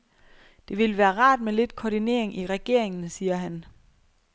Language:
Danish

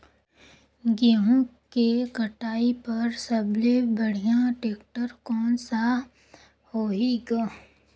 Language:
Chhattisgarhi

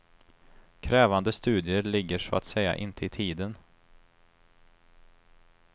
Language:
Swedish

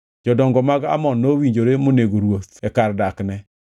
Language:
Luo (Kenya and Tanzania)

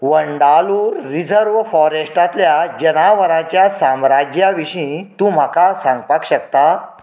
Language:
Konkani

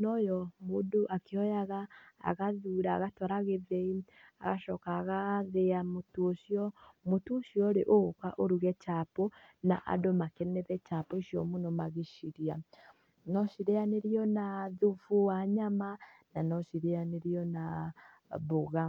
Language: Kikuyu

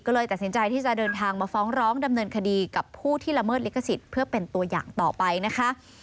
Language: Thai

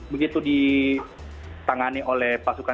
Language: Indonesian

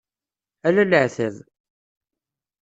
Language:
Kabyle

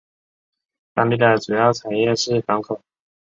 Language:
Chinese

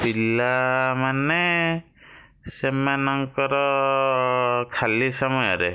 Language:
Odia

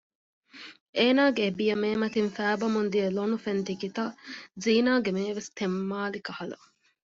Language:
Divehi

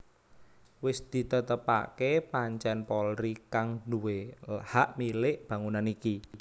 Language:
Javanese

